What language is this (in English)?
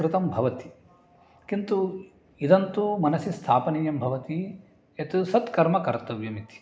Sanskrit